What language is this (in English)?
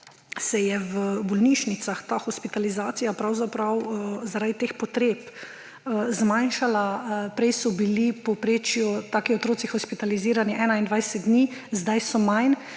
Slovenian